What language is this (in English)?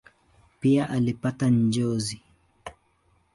Swahili